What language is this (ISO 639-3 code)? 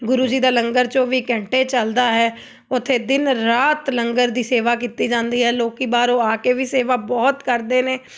pan